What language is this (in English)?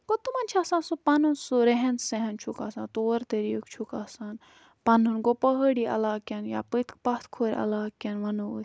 Kashmiri